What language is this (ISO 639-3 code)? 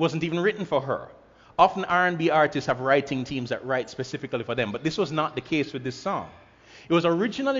eng